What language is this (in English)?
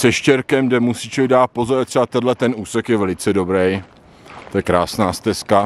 Czech